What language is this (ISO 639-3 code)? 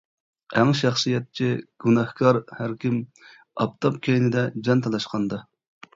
uig